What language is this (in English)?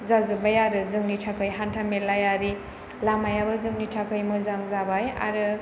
Bodo